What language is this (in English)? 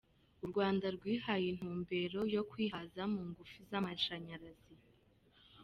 Kinyarwanda